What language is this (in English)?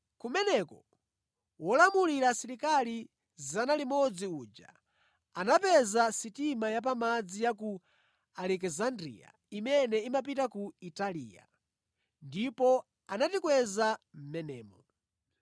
Nyanja